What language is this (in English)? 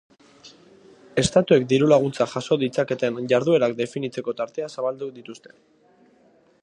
Basque